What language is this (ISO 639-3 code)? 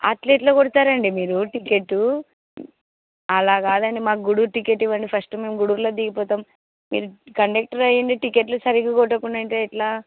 tel